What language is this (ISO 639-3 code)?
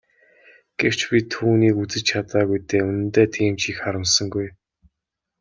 mon